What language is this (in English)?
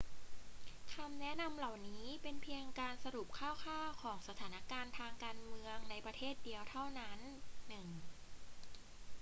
Thai